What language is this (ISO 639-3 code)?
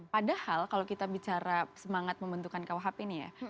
ind